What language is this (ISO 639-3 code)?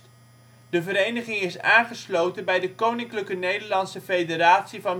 nld